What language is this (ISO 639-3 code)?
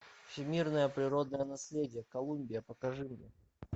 rus